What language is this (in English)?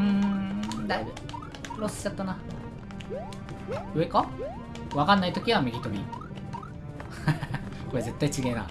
Japanese